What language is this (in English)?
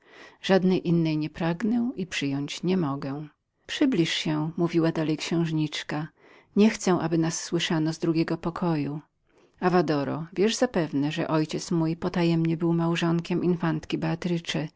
Polish